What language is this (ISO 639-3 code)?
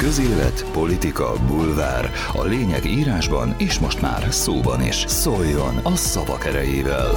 hun